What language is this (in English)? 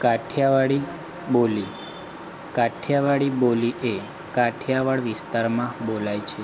Gujarati